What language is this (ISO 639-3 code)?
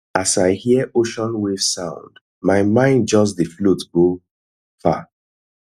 pcm